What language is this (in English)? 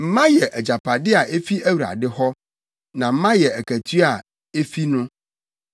Akan